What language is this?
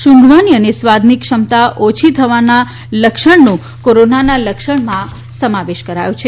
Gujarati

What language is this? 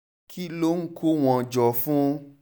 Yoruba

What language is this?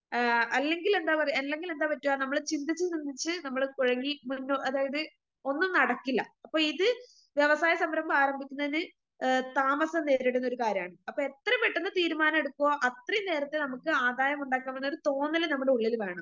Malayalam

